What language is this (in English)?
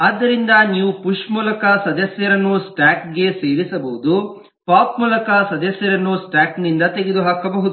Kannada